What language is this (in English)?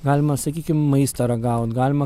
Lithuanian